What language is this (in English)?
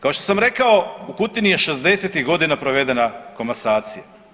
Croatian